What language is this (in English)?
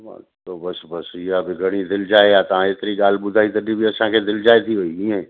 Sindhi